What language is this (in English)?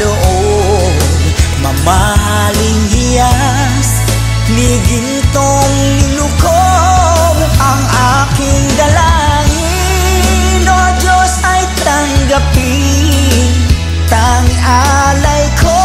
Filipino